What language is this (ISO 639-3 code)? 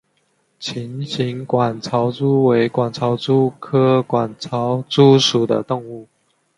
zho